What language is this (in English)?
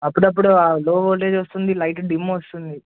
Telugu